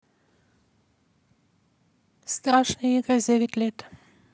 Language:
Russian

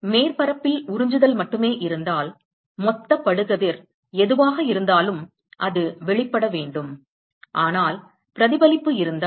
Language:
Tamil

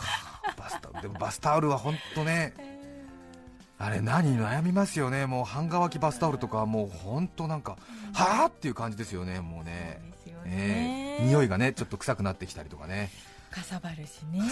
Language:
Japanese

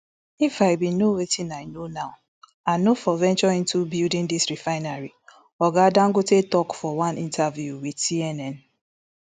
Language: Nigerian Pidgin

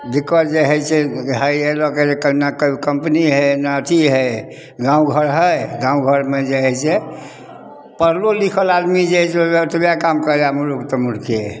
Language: Maithili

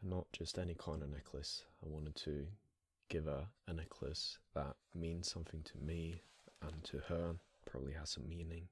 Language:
English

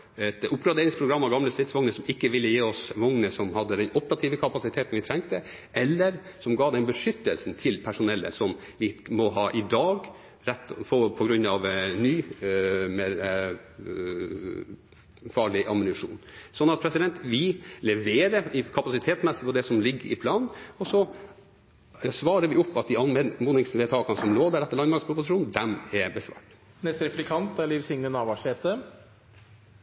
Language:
Norwegian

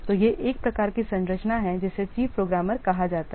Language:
Hindi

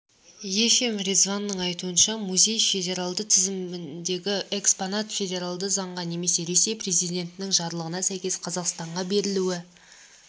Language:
Kazakh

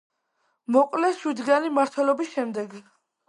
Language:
Georgian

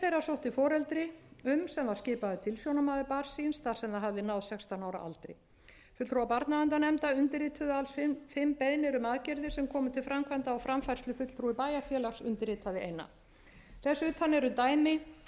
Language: Icelandic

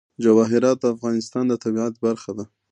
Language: Pashto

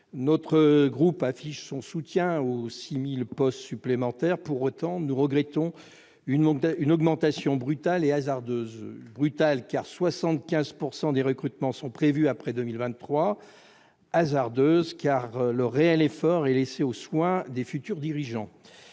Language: French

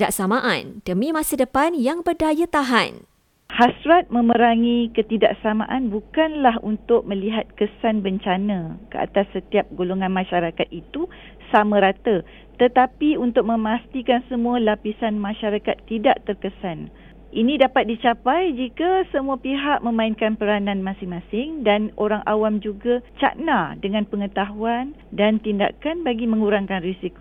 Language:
Malay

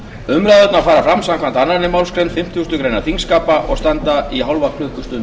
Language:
Icelandic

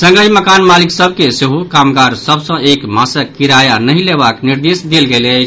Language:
Maithili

